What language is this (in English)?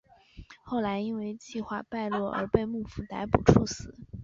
Chinese